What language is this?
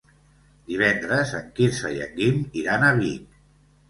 Catalan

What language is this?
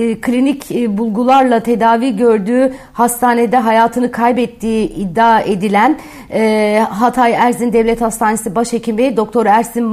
Turkish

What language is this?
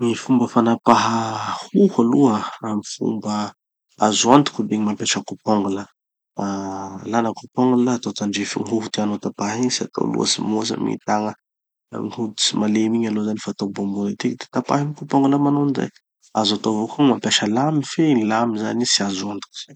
Tanosy Malagasy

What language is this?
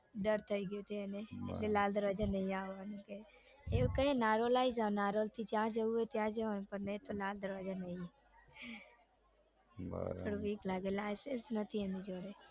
Gujarati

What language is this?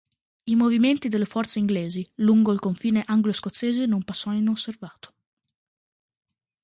Italian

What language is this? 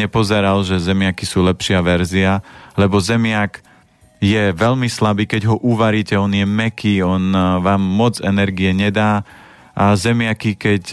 Slovak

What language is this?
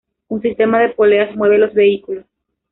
Spanish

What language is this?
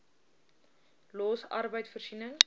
Afrikaans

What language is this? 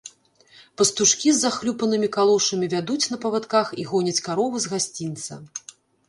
Belarusian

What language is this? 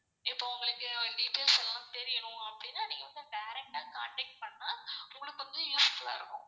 Tamil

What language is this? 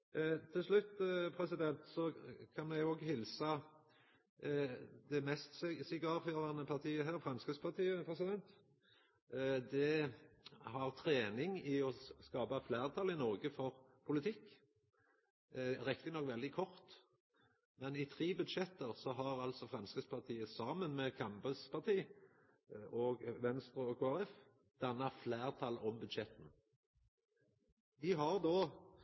Norwegian Nynorsk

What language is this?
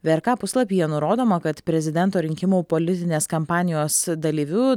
Lithuanian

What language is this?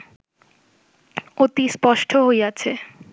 Bangla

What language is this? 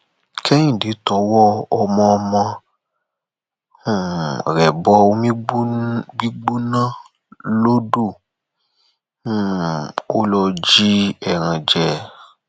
Yoruba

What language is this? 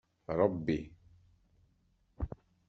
Kabyle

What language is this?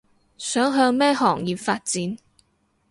Cantonese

